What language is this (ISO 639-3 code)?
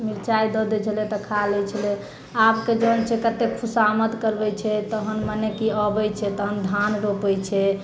mai